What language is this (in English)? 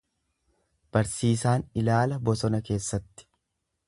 Oromo